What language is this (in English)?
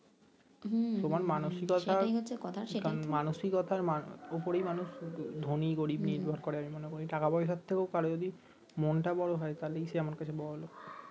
Bangla